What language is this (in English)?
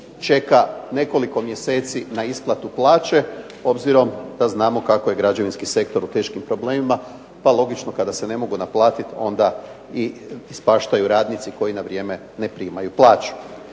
Croatian